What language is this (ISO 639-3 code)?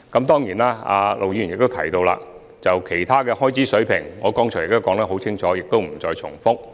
yue